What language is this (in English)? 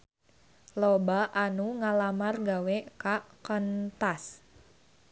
Sundanese